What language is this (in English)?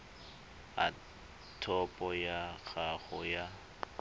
Tswana